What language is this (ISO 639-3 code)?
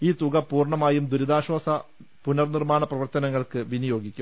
mal